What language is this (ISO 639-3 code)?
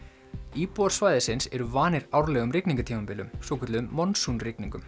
isl